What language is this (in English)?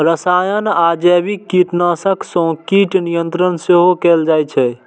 Maithili